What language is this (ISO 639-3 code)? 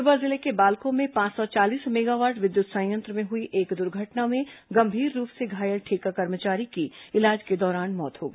hin